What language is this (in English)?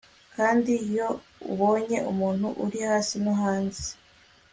Kinyarwanda